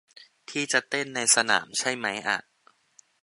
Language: Thai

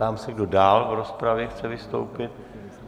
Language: Czech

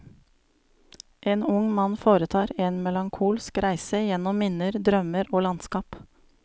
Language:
Norwegian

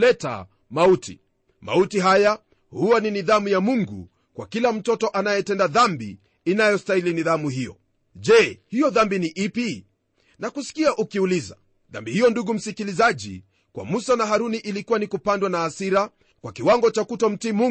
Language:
Swahili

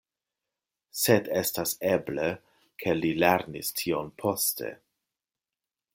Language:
Esperanto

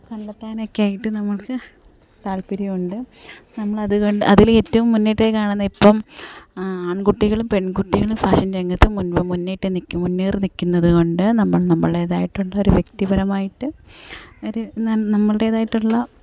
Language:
Malayalam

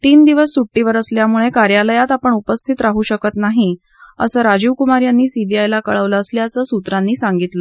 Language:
Marathi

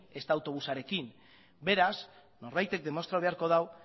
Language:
Basque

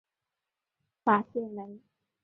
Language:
Chinese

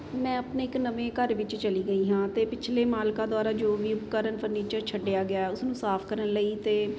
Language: Punjabi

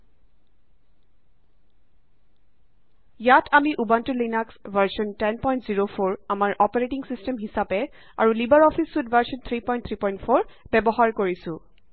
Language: Assamese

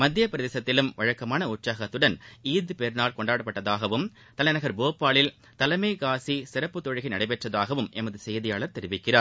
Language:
Tamil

